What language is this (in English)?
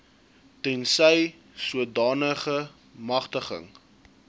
Afrikaans